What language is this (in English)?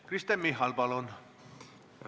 Estonian